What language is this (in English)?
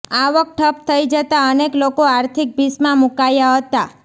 Gujarati